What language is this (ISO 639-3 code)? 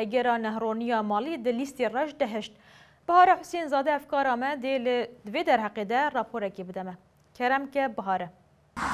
fas